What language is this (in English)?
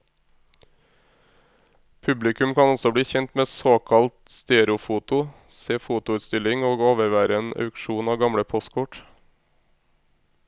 Norwegian